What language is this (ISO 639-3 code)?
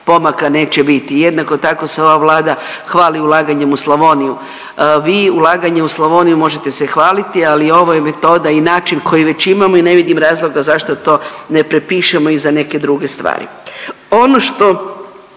hrv